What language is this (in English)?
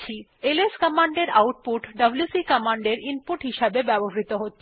Bangla